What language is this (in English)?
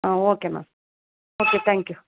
Kannada